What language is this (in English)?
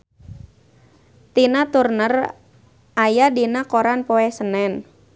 Sundanese